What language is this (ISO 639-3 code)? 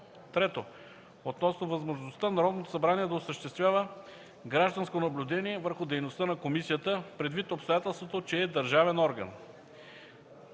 bul